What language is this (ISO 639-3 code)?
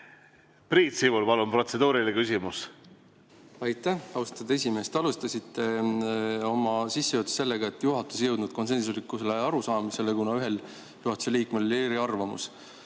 est